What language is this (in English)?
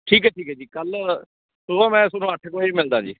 Punjabi